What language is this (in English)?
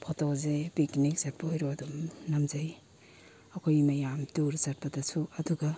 Manipuri